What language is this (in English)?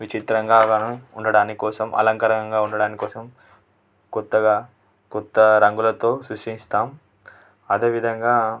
Telugu